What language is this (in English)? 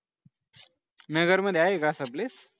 Marathi